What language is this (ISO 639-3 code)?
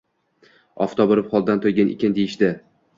uzb